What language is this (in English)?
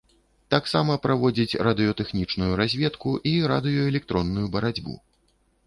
Belarusian